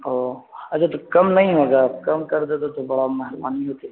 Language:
Urdu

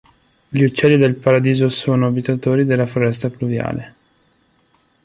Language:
Italian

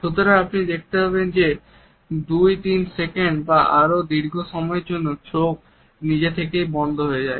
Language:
Bangla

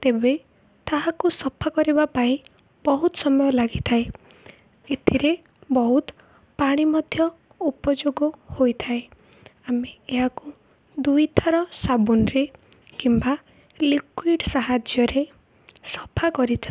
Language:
Odia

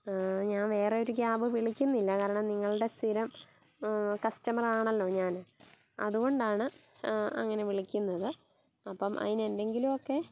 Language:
Malayalam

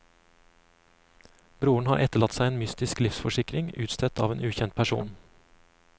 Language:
Norwegian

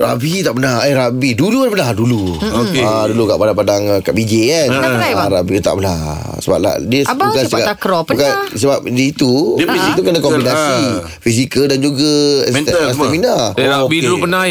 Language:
Malay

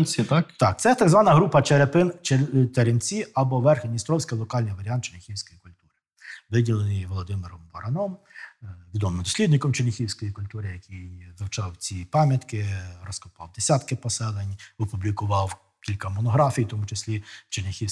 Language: Ukrainian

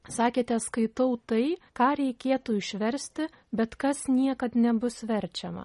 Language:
Lithuanian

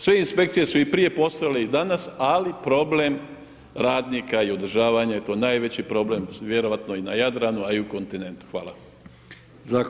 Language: Croatian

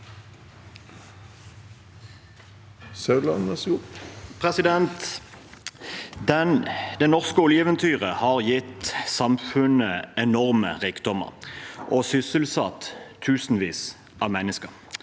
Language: Norwegian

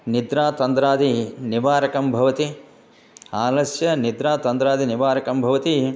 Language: Sanskrit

